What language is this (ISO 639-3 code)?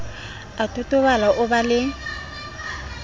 sot